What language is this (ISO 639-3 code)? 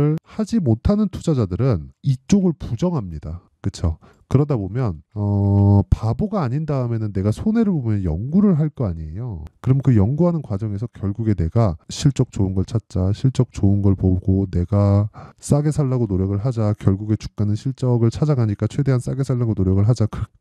kor